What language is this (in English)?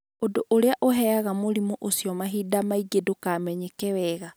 Kikuyu